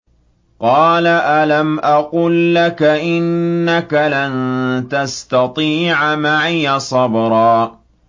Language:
Arabic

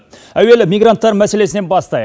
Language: Kazakh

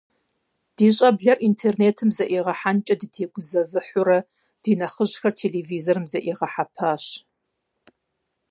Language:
Kabardian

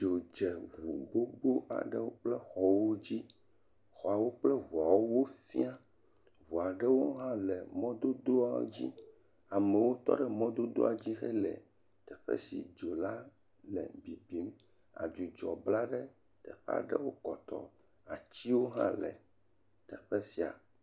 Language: Ewe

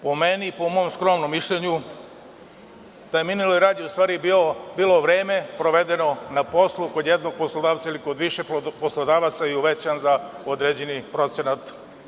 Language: Serbian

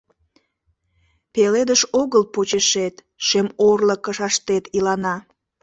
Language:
Mari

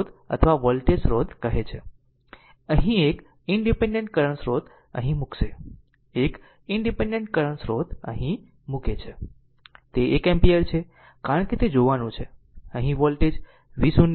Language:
Gujarati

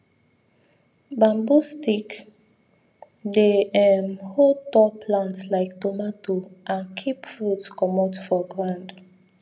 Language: Nigerian Pidgin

